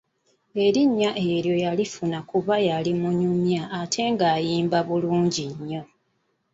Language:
Ganda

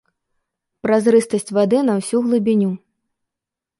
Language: Belarusian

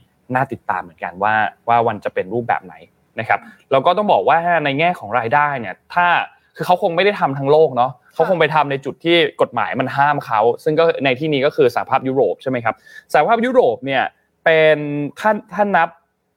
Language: Thai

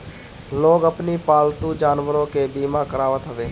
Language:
Bhojpuri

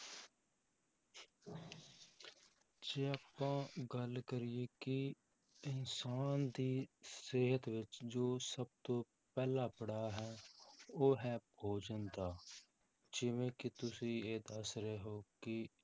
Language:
Punjabi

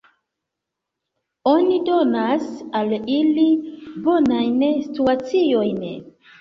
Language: Esperanto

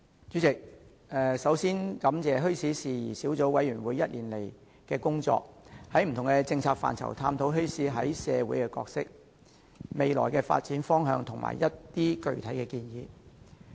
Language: Cantonese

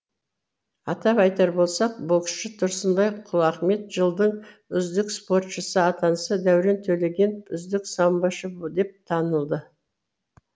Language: Kazakh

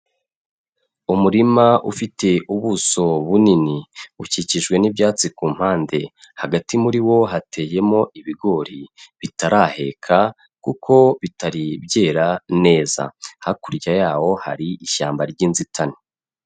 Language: Kinyarwanda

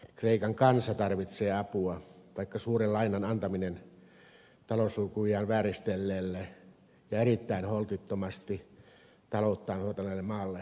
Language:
Finnish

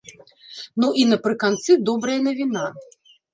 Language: Belarusian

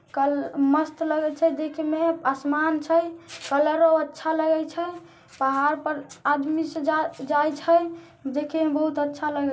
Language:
Magahi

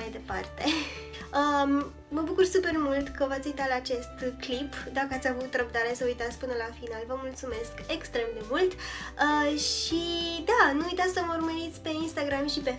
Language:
Romanian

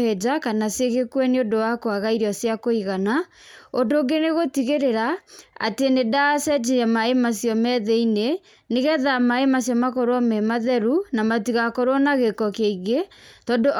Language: Kikuyu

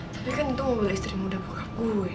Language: Indonesian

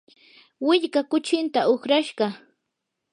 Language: Yanahuanca Pasco Quechua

